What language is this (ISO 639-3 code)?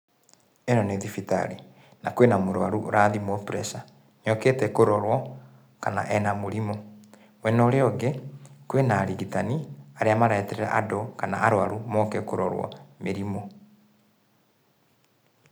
kik